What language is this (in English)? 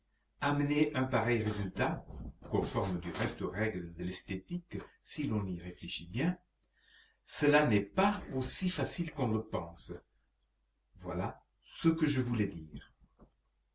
French